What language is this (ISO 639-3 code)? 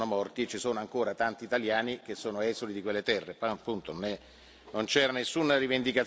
ita